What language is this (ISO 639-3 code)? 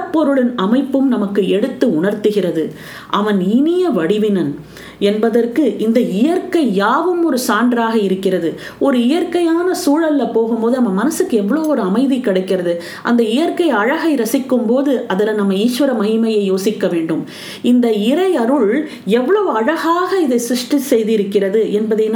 tam